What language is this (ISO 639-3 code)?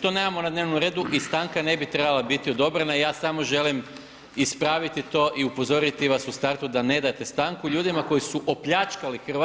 hrv